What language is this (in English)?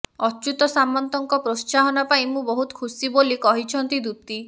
Odia